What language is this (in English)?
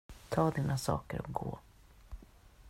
Swedish